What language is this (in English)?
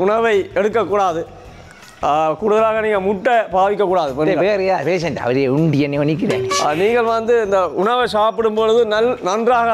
Indonesian